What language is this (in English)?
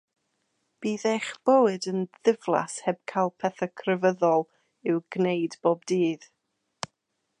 Welsh